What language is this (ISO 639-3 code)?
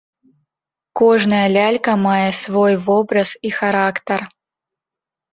bel